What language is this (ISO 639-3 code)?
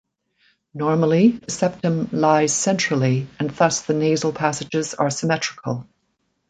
eng